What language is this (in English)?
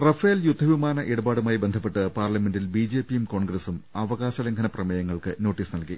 Malayalam